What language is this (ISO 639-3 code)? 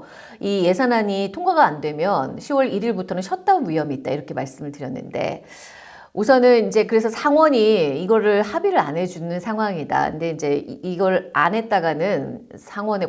kor